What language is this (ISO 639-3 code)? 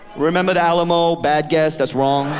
eng